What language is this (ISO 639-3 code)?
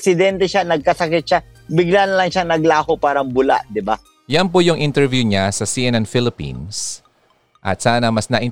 fil